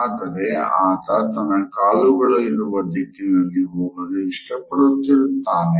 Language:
Kannada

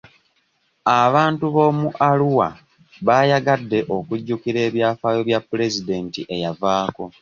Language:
Ganda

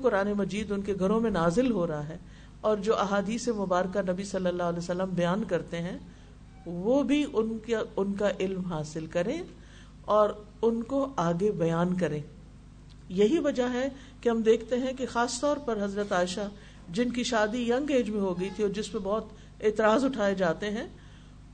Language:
Urdu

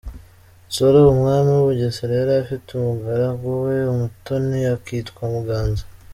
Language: Kinyarwanda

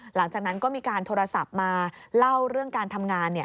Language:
Thai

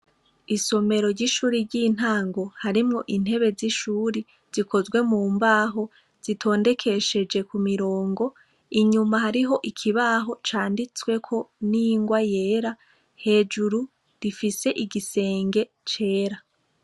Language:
Rundi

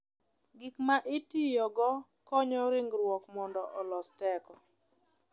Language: Luo (Kenya and Tanzania)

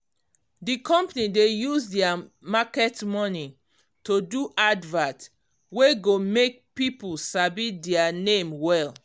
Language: Nigerian Pidgin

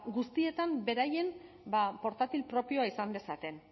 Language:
Basque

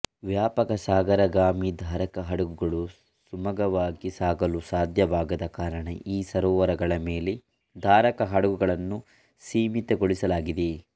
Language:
Kannada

